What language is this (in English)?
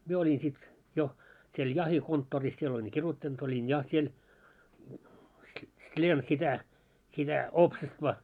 Finnish